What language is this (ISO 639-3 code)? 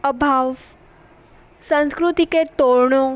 snd